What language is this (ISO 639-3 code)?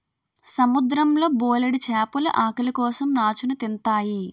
tel